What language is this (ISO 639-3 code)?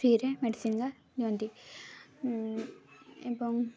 ori